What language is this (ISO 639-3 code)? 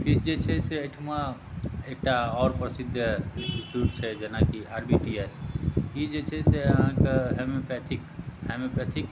mai